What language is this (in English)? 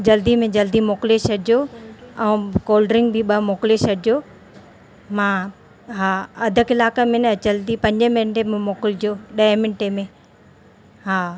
Sindhi